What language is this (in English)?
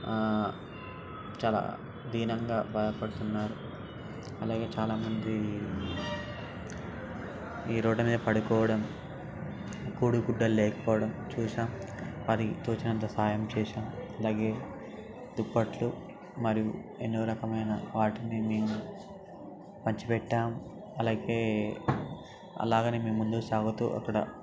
Telugu